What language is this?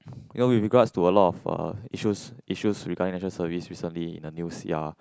English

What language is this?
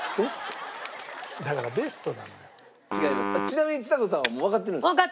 Japanese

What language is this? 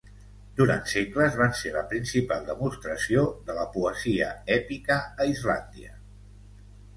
Catalan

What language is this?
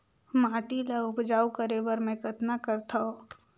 Chhattisgarhi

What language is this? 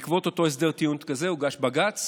Hebrew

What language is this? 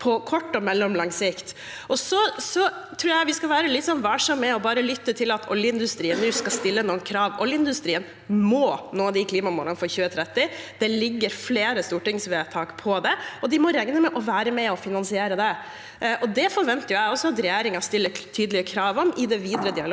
Norwegian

